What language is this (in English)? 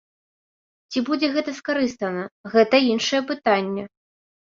Belarusian